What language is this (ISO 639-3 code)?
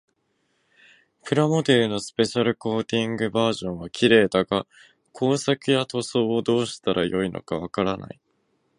jpn